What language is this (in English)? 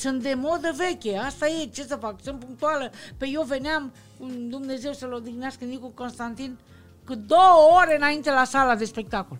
Romanian